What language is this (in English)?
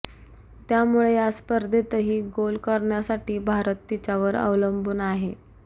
Marathi